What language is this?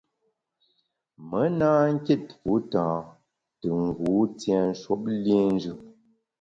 Bamun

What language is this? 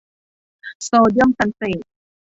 Thai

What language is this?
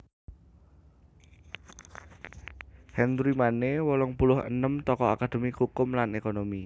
Javanese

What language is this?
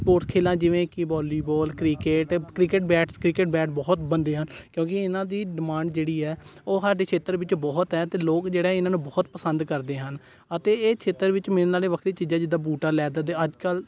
Punjabi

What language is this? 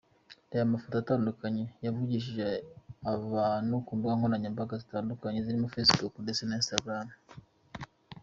Kinyarwanda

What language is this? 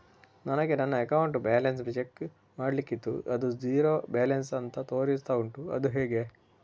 Kannada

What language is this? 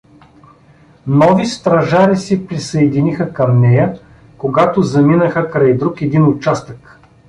Bulgarian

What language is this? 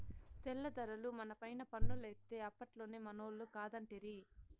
Telugu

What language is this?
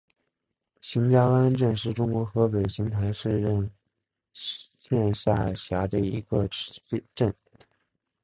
Chinese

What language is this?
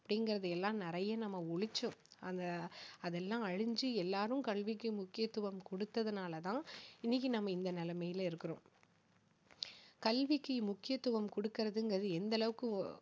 Tamil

